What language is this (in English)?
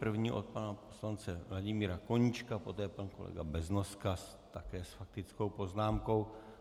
Czech